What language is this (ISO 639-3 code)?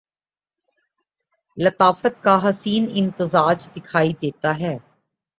urd